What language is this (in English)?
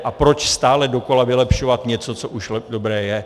Czech